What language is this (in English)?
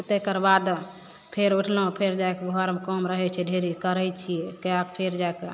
Maithili